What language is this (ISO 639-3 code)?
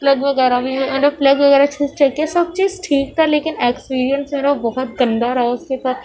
urd